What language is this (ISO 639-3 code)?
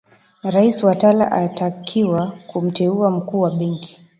swa